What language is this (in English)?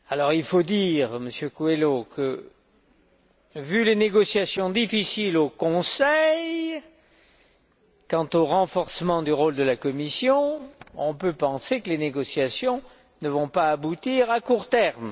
French